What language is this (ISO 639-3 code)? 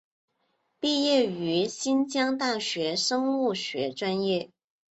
zho